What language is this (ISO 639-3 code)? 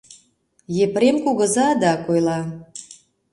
chm